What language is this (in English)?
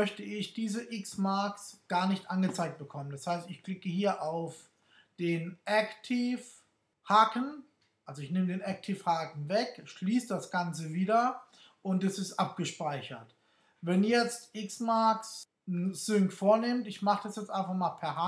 German